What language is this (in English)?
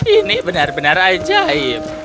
Indonesian